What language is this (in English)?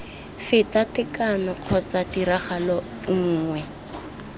Tswana